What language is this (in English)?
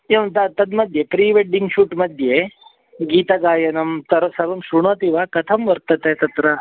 Sanskrit